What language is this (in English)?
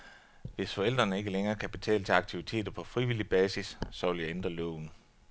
Danish